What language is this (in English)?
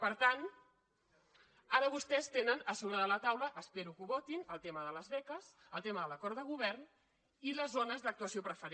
Catalan